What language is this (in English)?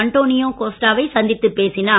Tamil